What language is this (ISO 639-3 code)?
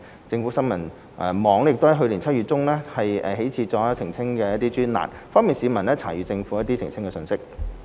yue